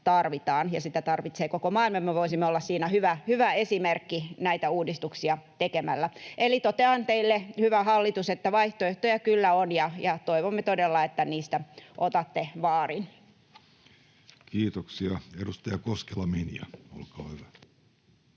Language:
Finnish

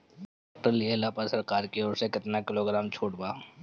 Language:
Bhojpuri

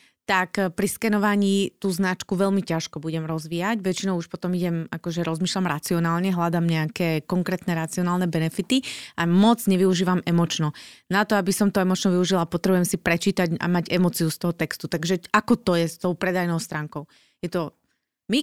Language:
Slovak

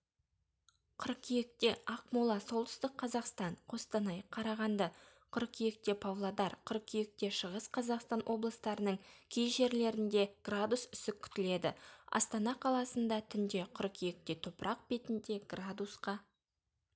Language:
Kazakh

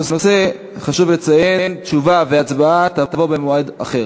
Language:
Hebrew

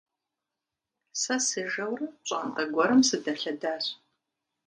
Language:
Kabardian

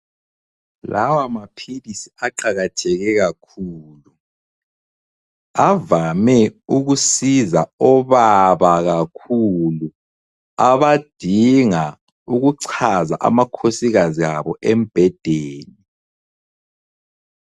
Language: North Ndebele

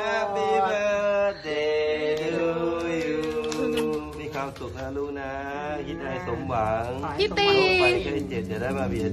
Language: Thai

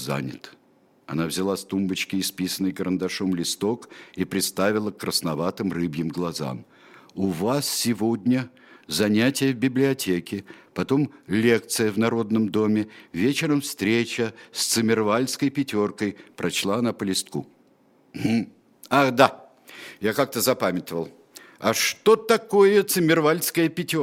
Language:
Russian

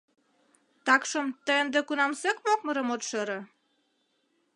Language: Mari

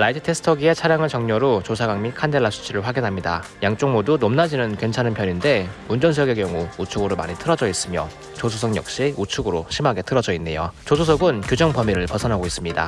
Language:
Korean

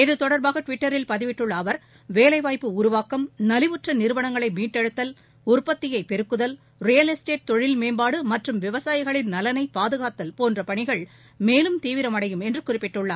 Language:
Tamil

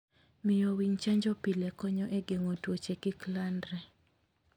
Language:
Luo (Kenya and Tanzania)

